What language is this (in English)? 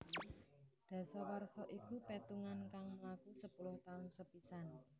Javanese